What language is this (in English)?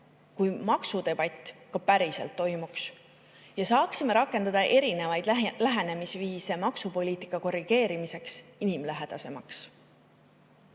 Estonian